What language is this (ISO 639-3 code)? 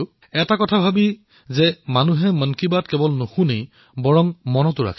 asm